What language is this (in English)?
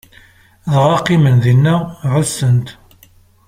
Kabyle